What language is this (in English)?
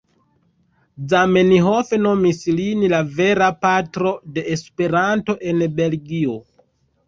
Esperanto